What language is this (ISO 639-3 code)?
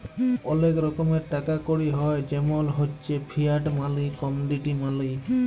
ben